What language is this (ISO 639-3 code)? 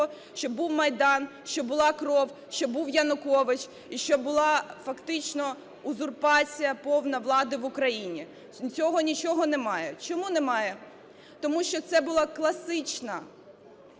ukr